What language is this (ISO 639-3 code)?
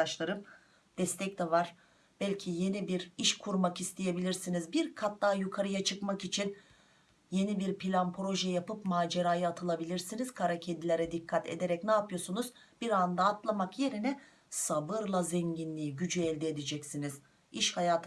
tur